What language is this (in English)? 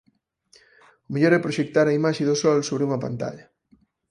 Galician